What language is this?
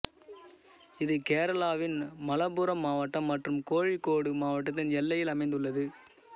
Tamil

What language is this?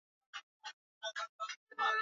Swahili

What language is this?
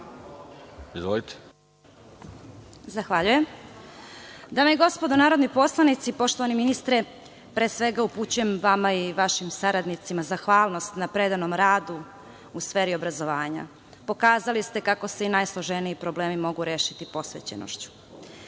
Serbian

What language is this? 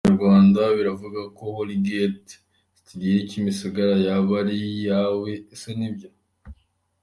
Kinyarwanda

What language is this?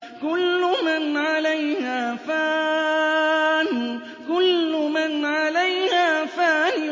Arabic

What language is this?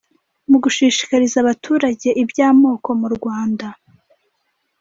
Kinyarwanda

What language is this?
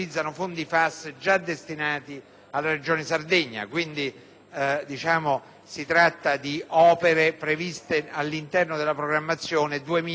Italian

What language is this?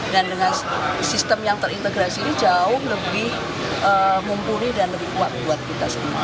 Indonesian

